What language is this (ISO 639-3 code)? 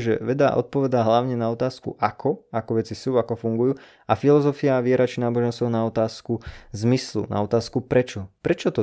slk